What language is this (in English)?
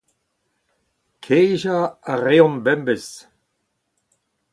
Breton